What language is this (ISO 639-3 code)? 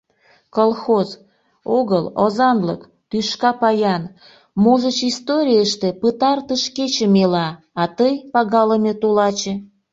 chm